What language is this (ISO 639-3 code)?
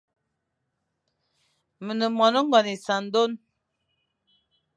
fan